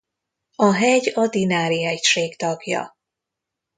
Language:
Hungarian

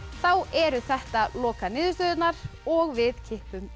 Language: Icelandic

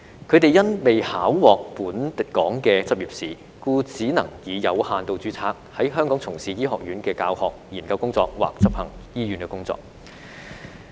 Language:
Cantonese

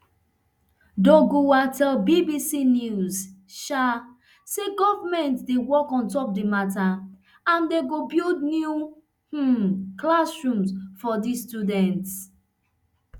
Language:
Nigerian Pidgin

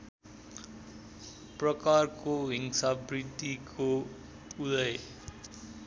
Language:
Nepali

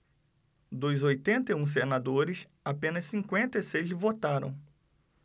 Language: Portuguese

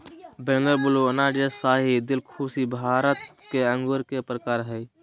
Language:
Magahi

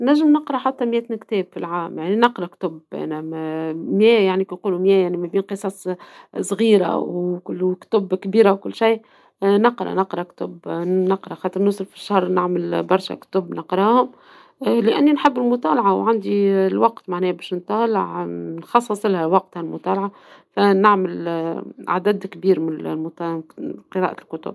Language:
Tunisian Arabic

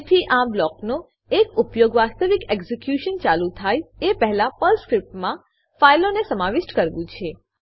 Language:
Gujarati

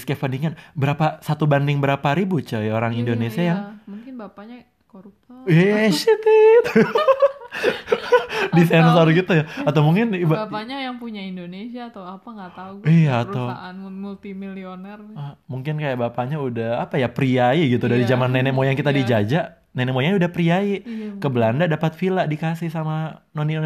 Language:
Indonesian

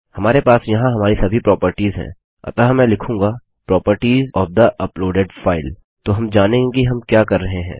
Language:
Hindi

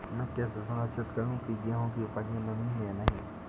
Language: Hindi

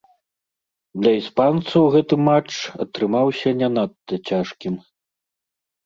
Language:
Belarusian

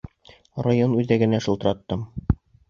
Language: Bashkir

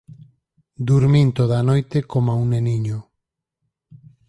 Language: Galician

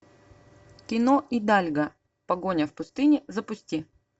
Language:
Russian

